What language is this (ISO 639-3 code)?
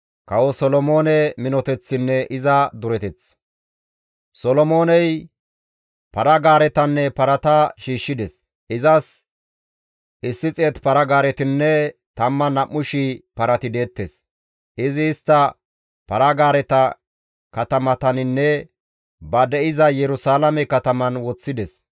gmv